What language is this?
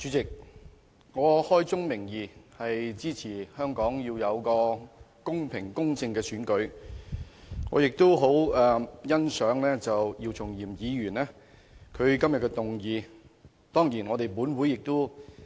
Cantonese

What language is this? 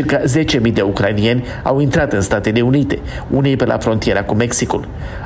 Romanian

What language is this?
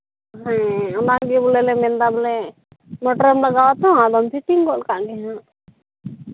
Santali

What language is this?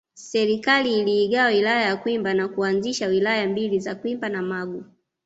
Swahili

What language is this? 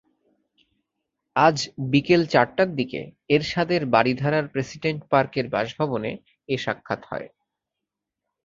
Bangla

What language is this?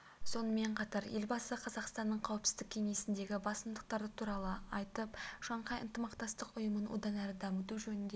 Kazakh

